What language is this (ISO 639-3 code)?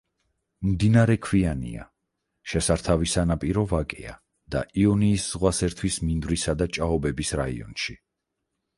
kat